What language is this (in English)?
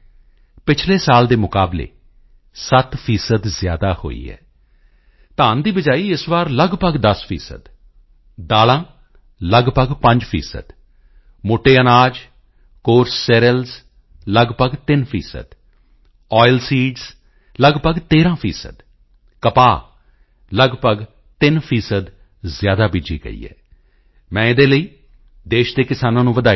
Punjabi